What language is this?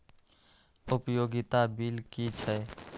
Maithili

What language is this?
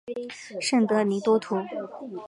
Chinese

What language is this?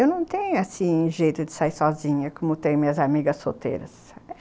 Portuguese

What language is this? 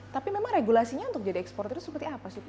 Indonesian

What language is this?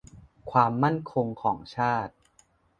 Thai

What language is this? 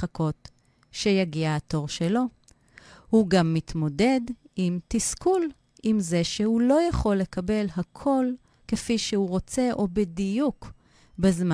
Hebrew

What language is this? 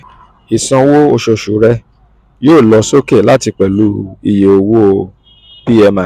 Yoruba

